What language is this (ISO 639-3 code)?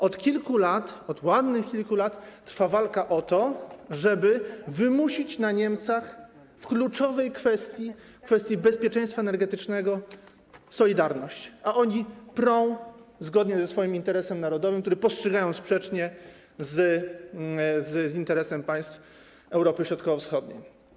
pol